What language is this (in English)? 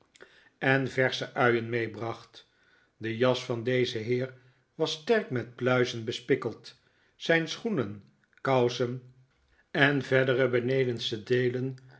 Dutch